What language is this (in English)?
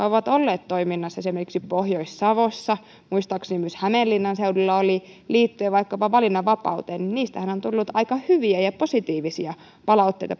Finnish